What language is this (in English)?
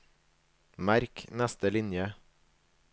Norwegian